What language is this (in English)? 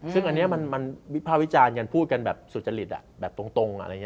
Thai